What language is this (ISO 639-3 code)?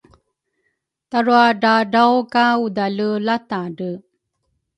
dru